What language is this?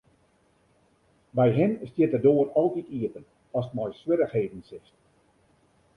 Western Frisian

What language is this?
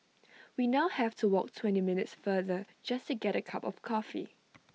English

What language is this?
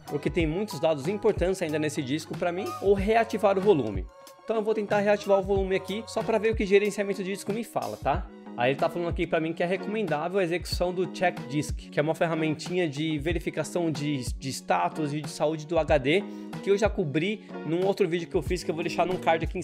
Portuguese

